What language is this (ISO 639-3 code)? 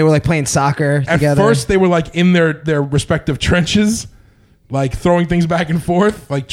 eng